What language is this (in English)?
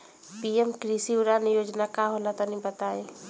Bhojpuri